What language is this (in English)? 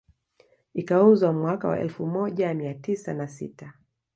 Swahili